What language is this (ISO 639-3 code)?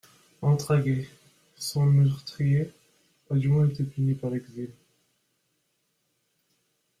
fra